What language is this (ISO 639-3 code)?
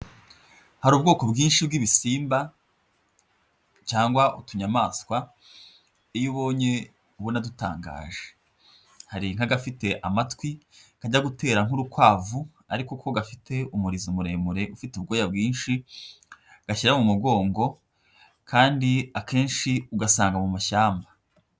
kin